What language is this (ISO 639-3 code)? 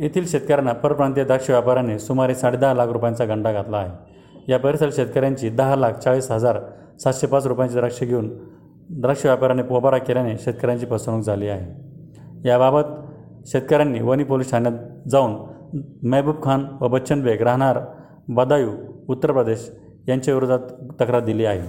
mar